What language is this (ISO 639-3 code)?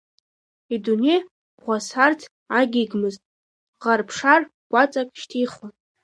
abk